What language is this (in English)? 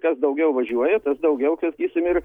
Lithuanian